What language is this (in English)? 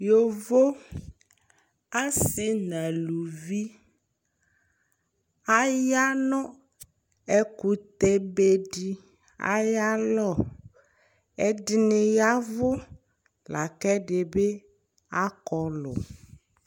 Ikposo